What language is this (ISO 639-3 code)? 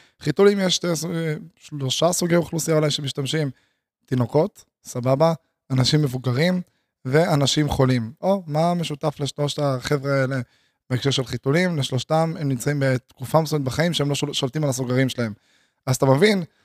heb